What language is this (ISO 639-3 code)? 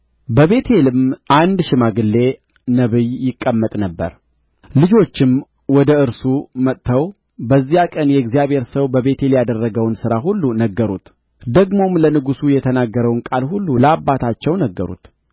amh